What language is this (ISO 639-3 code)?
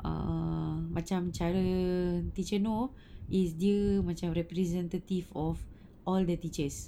eng